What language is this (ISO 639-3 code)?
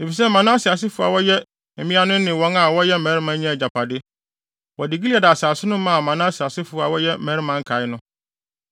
aka